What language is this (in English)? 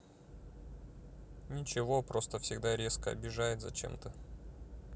Russian